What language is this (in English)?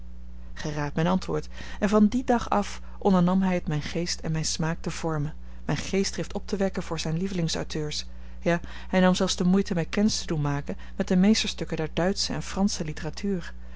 Dutch